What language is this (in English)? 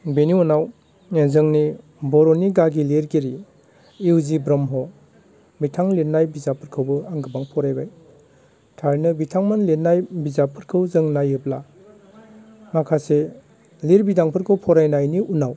Bodo